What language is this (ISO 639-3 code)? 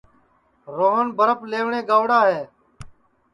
ssi